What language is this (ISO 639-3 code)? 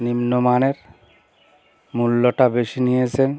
ben